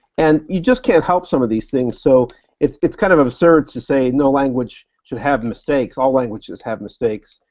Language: English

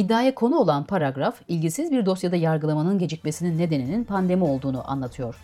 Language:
Turkish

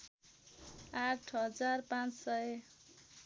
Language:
Nepali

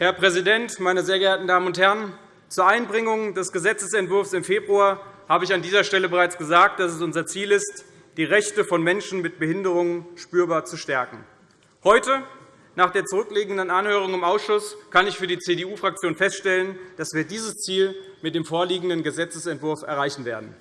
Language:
German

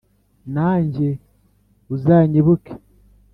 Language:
Kinyarwanda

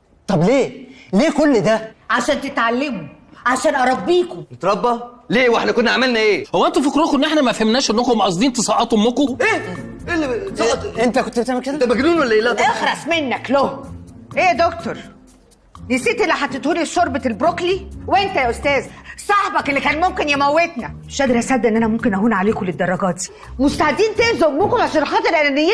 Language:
Arabic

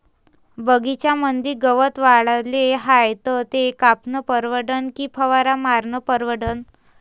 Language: Marathi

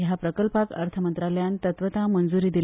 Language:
Konkani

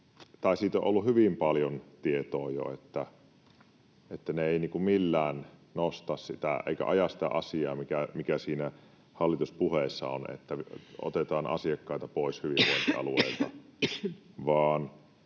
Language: Finnish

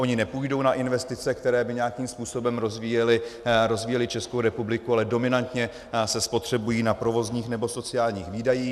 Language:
Czech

